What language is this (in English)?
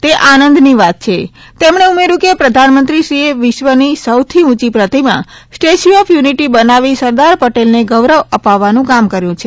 Gujarati